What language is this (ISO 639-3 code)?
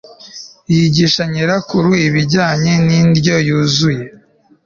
kin